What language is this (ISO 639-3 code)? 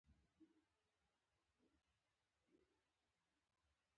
pus